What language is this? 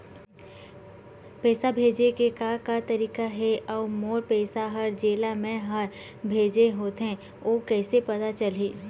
Chhattisgarhi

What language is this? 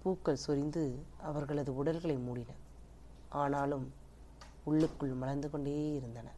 Tamil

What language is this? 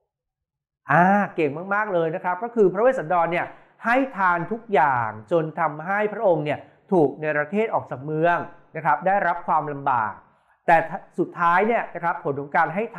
Thai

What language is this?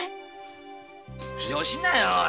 Japanese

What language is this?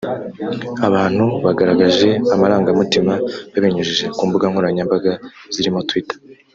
Kinyarwanda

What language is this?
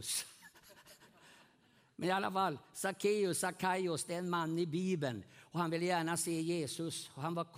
Swedish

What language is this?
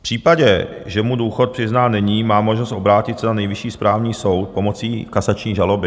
Czech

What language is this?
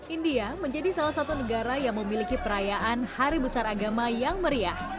Indonesian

